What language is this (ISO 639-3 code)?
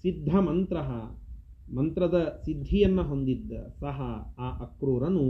kan